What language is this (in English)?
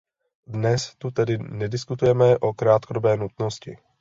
Czech